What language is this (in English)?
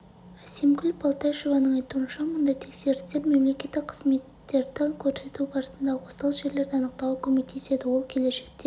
Kazakh